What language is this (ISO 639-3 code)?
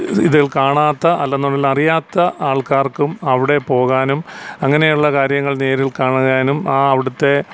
mal